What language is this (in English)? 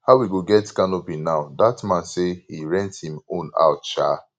Nigerian Pidgin